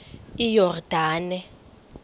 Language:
Xhosa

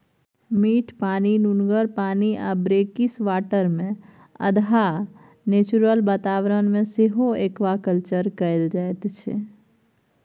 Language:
Maithili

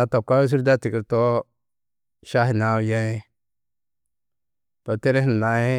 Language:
Tedaga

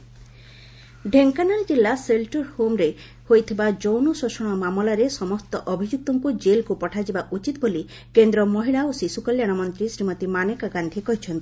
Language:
Odia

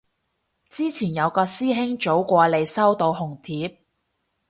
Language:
Cantonese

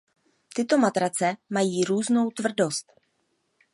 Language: Czech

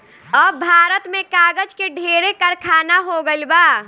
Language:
Bhojpuri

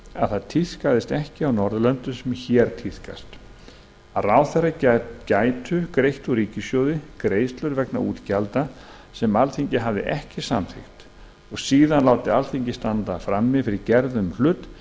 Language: Icelandic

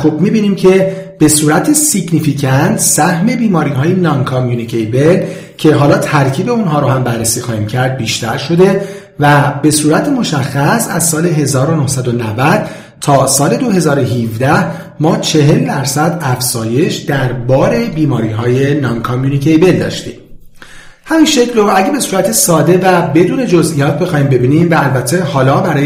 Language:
Persian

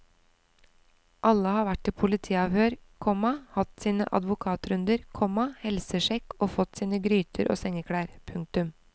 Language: Norwegian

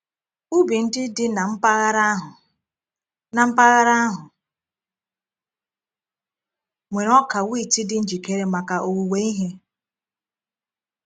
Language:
Igbo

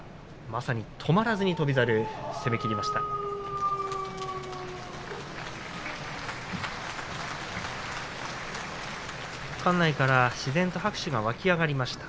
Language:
Japanese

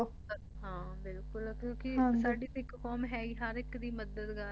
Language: Punjabi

